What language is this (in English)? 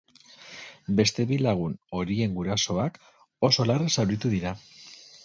Basque